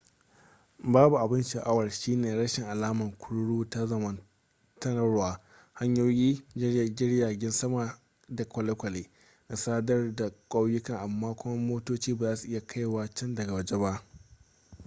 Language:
Hausa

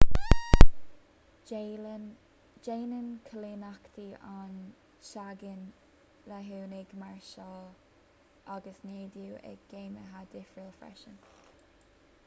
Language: Irish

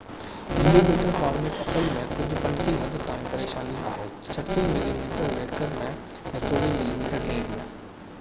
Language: Sindhi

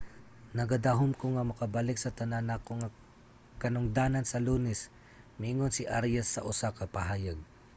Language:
Cebuano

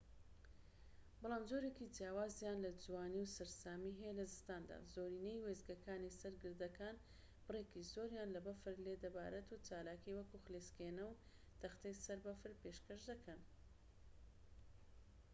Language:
Central Kurdish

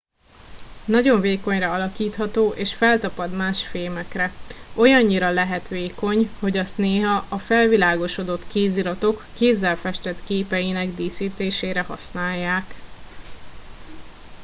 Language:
Hungarian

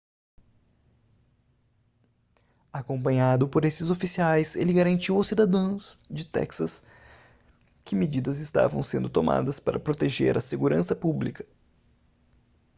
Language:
Portuguese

